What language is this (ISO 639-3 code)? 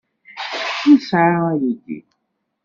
kab